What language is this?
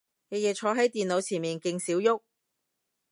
Cantonese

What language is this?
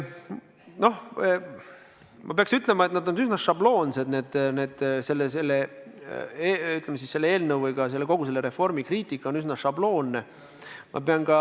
Estonian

